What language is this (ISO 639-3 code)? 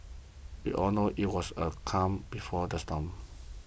eng